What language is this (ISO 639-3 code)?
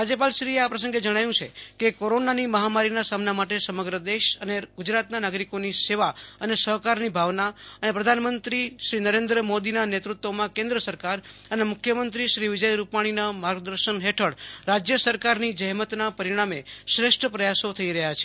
guj